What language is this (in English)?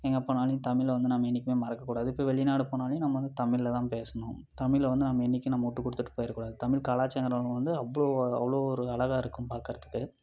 Tamil